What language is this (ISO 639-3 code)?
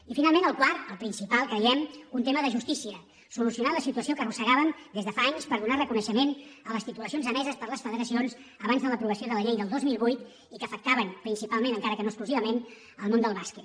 cat